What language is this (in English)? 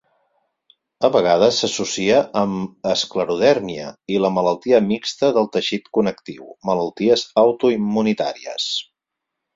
Catalan